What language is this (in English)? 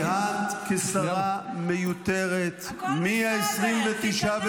Hebrew